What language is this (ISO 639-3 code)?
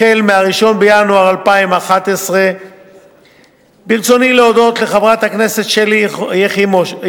heb